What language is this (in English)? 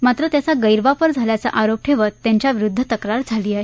Marathi